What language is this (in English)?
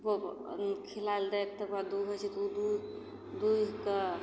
Maithili